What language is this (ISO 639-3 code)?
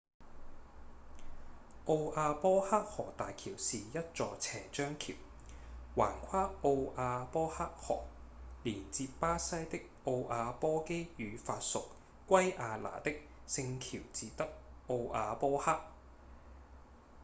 yue